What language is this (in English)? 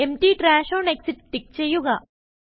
Malayalam